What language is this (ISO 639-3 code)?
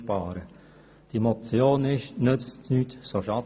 gsw